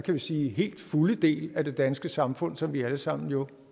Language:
Danish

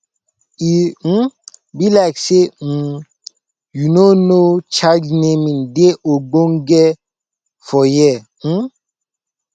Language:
Nigerian Pidgin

